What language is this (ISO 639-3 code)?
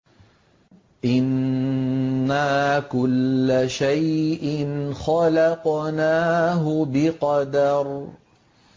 ara